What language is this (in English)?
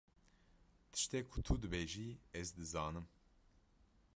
Kurdish